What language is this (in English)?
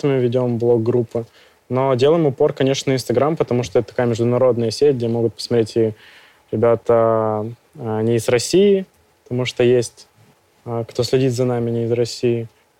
Russian